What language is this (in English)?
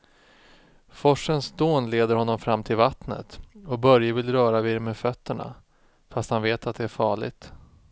Swedish